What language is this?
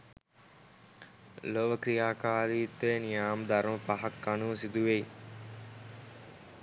Sinhala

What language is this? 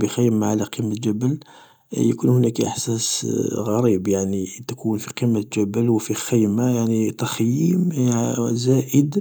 Algerian Arabic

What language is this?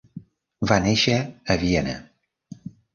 Catalan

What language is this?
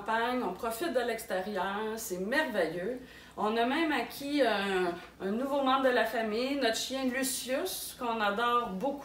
French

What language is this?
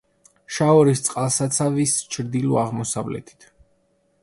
Georgian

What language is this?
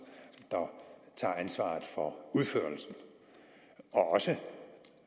Danish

